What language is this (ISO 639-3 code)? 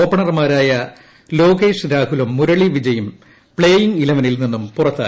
mal